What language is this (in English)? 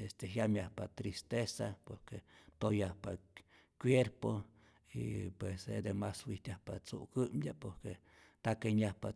Rayón Zoque